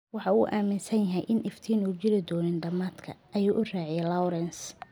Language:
Somali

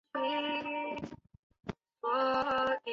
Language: Chinese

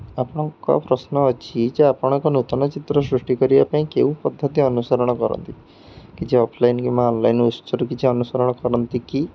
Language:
Odia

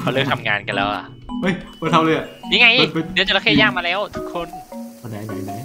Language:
Thai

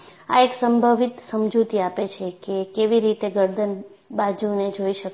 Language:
Gujarati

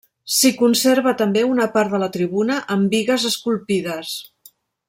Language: Catalan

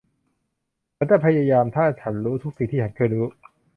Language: Thai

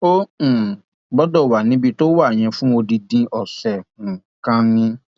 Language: Yoruba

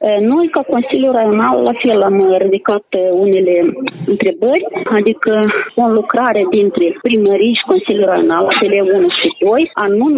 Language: Romanian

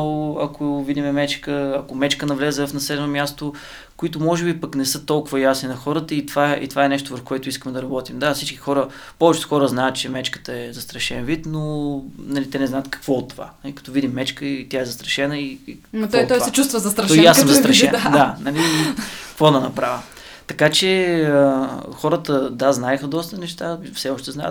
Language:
Bulgarian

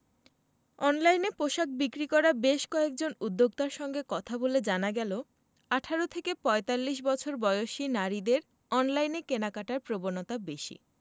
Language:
Bangla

